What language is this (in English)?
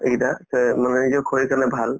Assamese